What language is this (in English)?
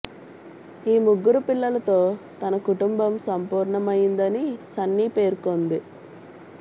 Telugu